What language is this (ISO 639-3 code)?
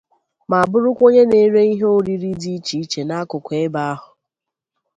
ibo